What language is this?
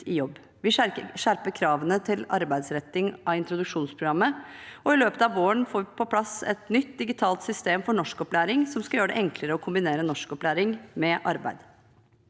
Norwegian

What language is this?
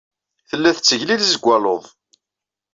Kabyle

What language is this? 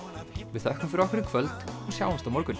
Icelandic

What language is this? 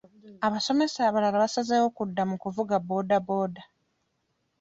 Ganda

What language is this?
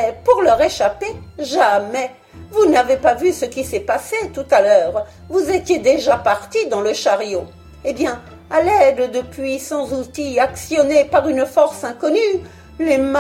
French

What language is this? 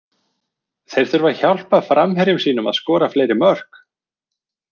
Icelandic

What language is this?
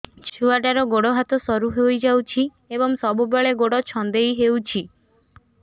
Odia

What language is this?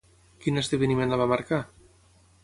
Catalan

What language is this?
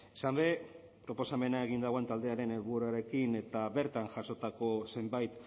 Basque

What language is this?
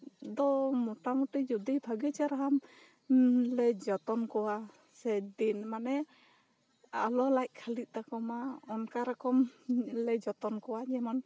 Santali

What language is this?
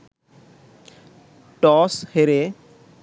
Bangla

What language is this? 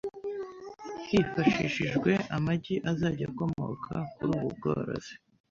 Kinyarwanda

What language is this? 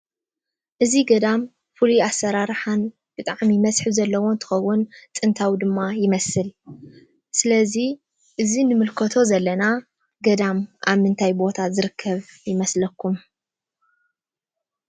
Tigrinya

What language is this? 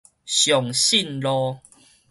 Min Nan Chinese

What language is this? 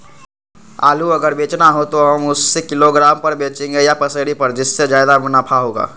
Magahi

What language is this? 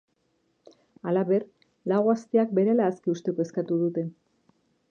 Basque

